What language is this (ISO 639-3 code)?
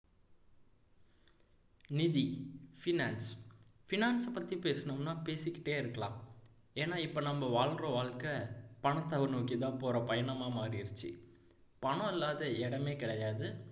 tam